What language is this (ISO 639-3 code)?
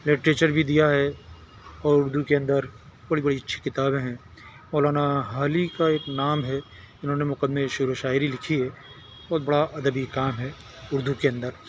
urd